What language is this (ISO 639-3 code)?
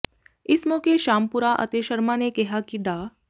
pan